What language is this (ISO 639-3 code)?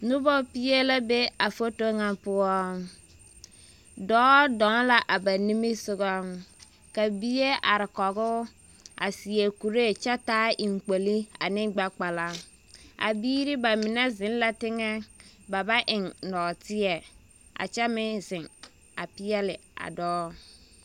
dga